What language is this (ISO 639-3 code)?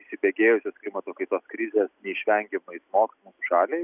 lit